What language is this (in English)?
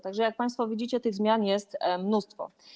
Polish